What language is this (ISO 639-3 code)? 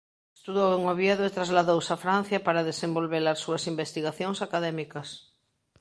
glg